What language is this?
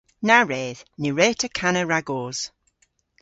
Cornish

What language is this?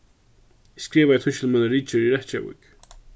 Faroese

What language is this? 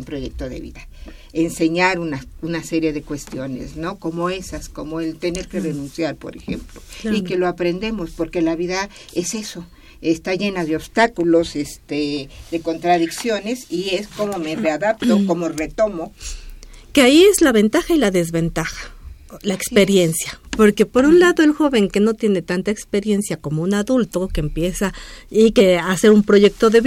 Spanish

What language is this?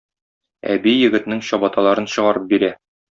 Tatar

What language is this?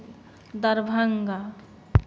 Maithili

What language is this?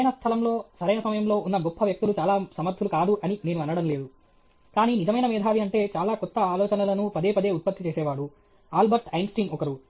Telugu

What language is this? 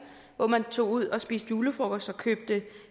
Danish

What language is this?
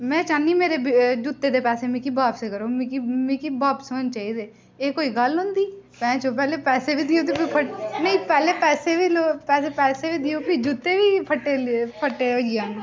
Dogri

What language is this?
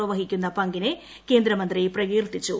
Malayalam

